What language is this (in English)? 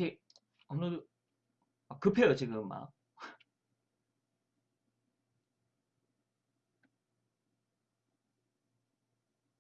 Korean